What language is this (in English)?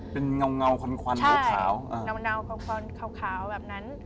Thai